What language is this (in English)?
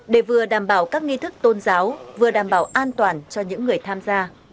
Vietnamese